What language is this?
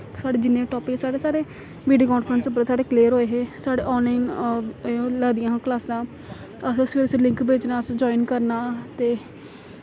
Dogri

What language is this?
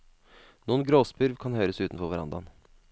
Norwegian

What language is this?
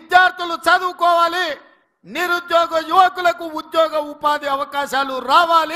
Telugu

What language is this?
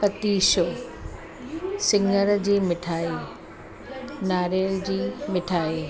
Sindhi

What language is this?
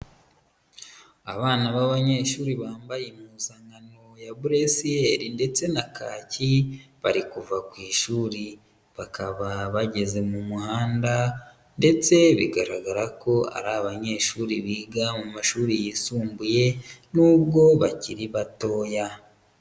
Kinyarwanda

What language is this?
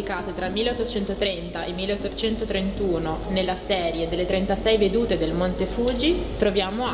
Italian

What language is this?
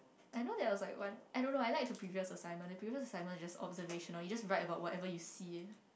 English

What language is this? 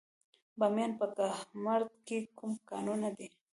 Pashto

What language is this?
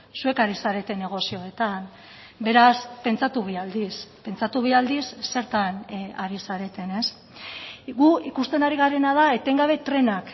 Basque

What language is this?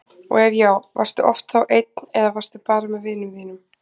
Icelandic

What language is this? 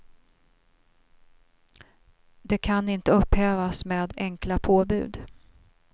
Swedish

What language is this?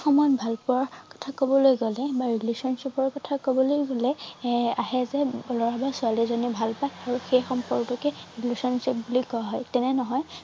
Assamese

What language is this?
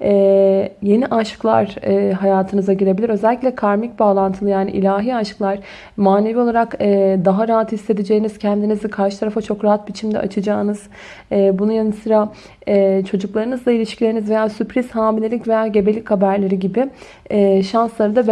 Turkish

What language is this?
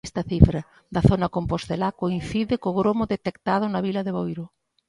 Galician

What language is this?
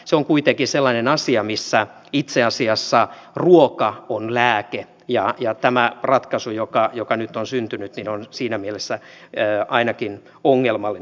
Finnish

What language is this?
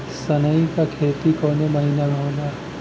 Bhojpuri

